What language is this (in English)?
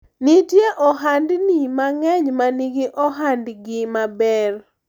Luo (Kenya and Tanzania)